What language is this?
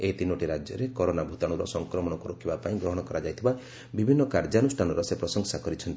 Odia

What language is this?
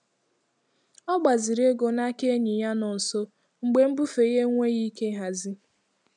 Igbo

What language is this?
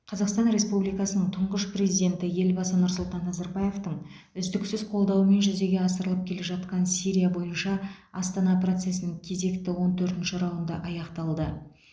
Kazakh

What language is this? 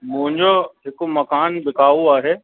Sindhi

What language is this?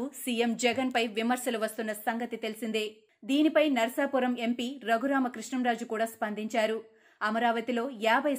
Telugu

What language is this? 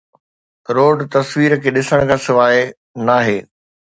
Sindhi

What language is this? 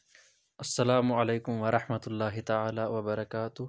Kashmiri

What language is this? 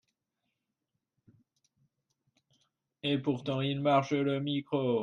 English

